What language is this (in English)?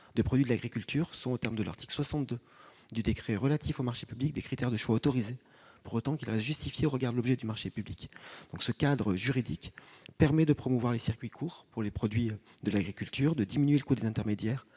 French